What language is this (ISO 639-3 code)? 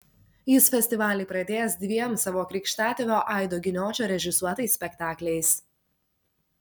lit